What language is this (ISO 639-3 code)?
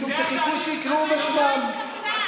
heb